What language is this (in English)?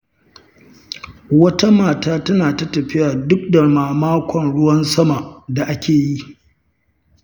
Hausa